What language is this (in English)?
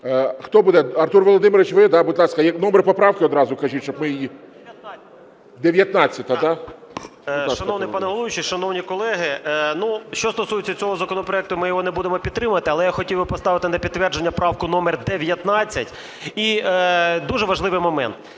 Ukrainian